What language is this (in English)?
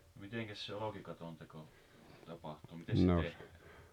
Finnish